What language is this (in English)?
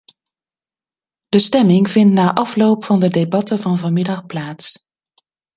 Dutch